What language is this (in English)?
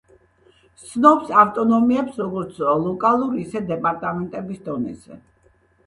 Georgian